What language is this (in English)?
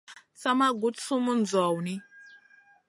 Masana